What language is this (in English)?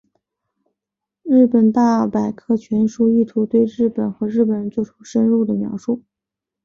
Chinese